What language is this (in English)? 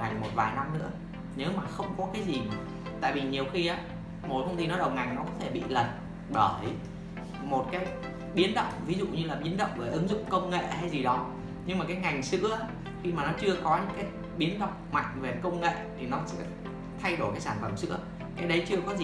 Vietnamese